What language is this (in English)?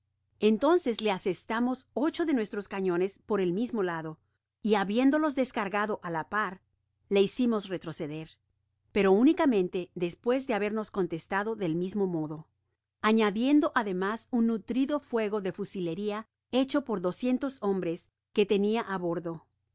Spanish